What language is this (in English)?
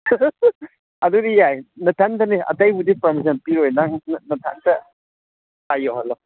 Manipuri